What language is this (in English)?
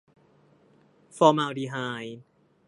Thai